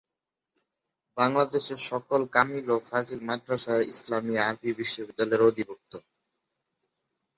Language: Bangla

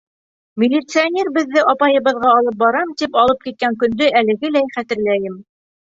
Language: Bashkir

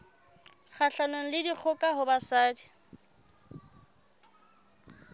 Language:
Southern Sotho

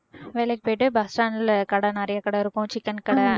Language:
Tamil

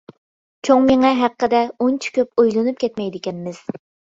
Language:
Uyghur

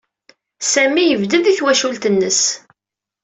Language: Kabyle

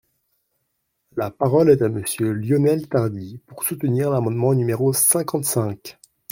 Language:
French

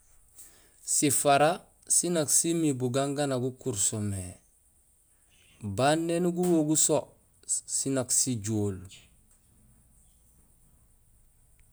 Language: Gusilay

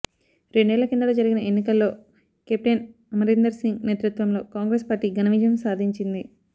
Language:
Telugu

